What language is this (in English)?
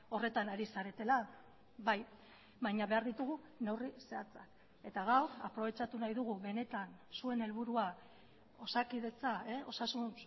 Basque